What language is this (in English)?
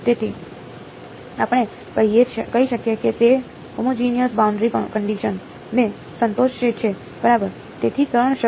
Gujarati